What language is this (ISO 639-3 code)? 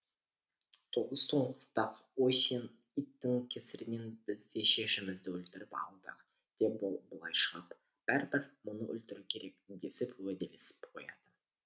kaz